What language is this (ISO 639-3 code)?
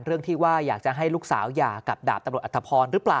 tha